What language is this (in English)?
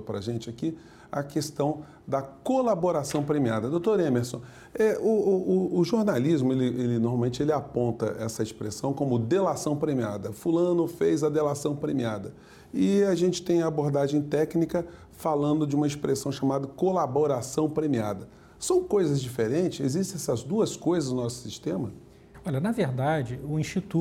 Portuguese